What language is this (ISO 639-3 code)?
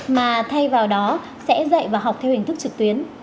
vie